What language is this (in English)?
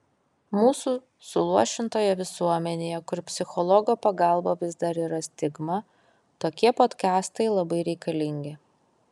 Lithuanian